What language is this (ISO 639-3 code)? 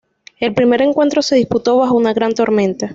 spa